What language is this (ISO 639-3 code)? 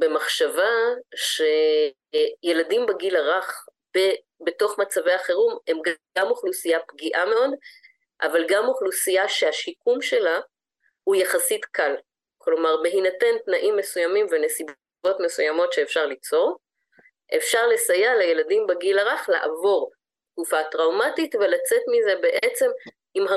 heb